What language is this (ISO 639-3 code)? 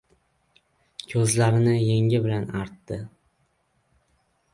uzb